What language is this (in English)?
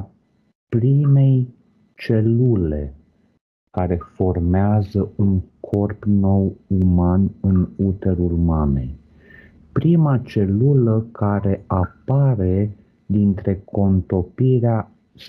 Romanian